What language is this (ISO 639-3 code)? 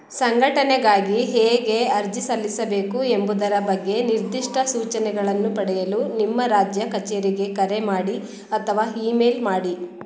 kan